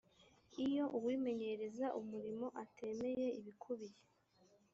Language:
Kinyarwanda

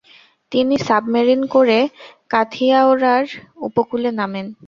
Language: Bangla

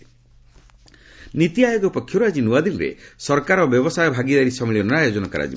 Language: Odia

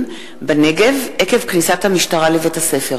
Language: Hebrew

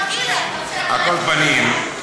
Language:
Hebrew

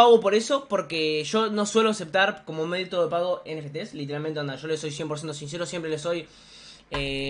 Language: Spanish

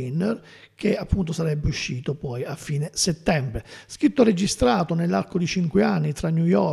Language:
Italian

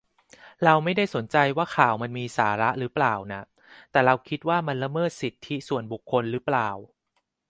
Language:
Thai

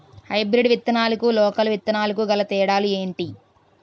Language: Telugu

